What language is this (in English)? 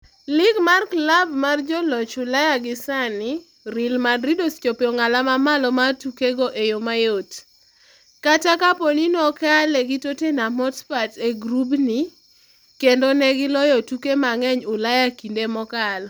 Luo (Kenya and Tanzania)